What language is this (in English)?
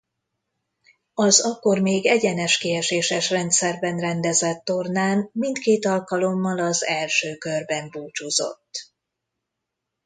Hungarian